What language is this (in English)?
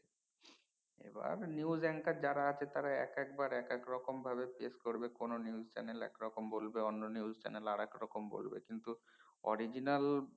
Bangla